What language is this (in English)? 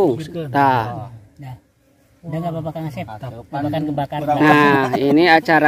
Indonesian